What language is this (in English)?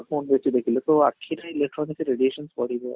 Odia